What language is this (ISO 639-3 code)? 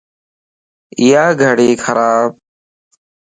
lss